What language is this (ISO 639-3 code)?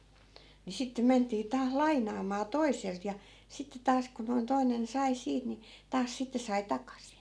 fin